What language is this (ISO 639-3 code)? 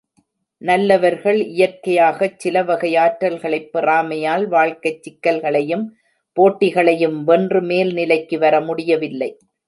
tam